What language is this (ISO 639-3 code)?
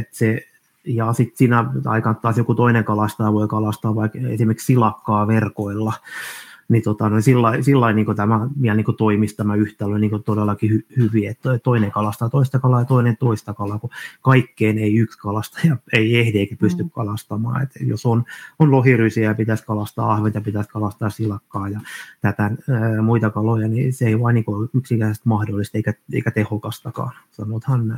fin